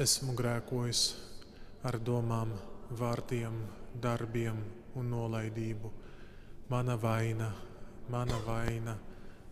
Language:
Latvian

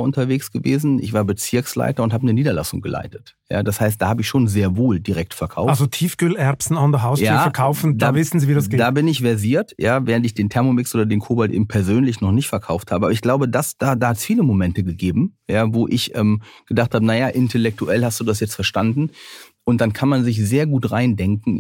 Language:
German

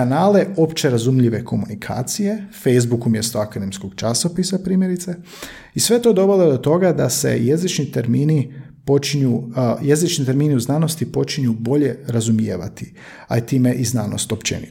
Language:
Croatian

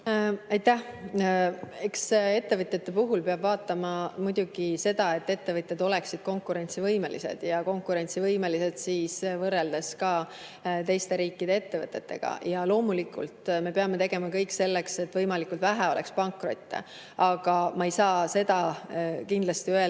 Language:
Estonian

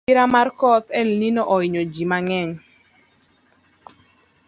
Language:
Luo (Kenya and Tanzania)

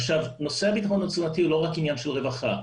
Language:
Hebrew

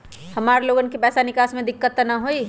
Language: Magahi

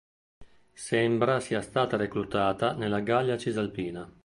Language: Italian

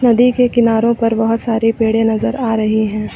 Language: Hindi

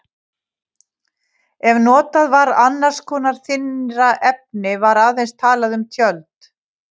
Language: Icelandic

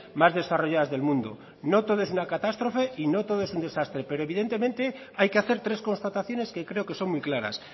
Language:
Spanish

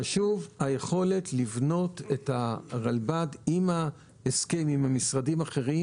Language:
Hebrew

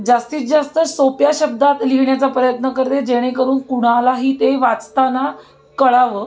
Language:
Marathi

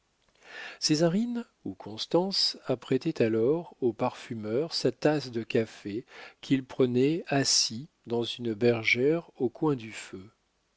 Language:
French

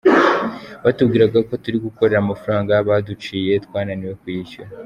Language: Kinyarwanda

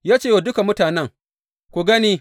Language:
Hausa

